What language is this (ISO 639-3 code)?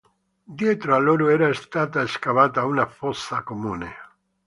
ita